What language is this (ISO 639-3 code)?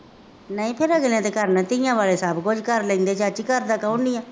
pan